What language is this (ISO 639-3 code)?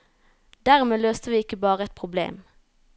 nor